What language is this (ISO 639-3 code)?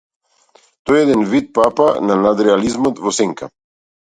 mkd